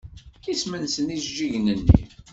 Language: Kabyle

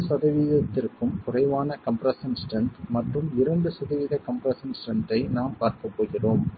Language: Tamil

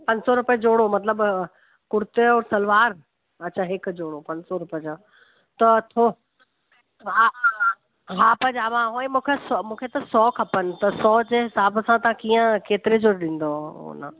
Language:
Sindhi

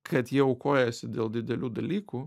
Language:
Lithuanian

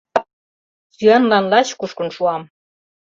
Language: Mari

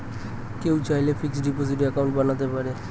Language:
Bangla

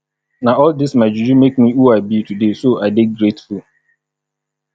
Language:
Nigerian Pidgin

